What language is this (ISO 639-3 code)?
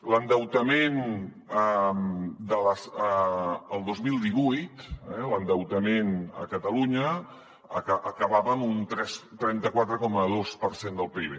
cat